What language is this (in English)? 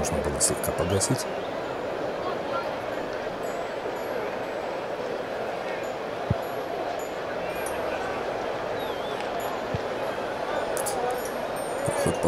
Russian